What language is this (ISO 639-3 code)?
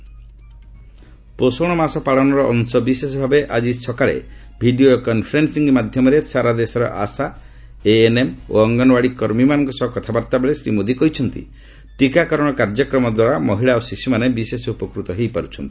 ori